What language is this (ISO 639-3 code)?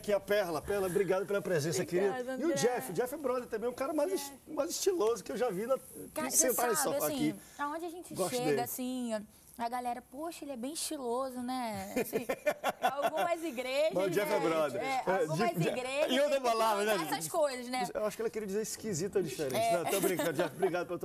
por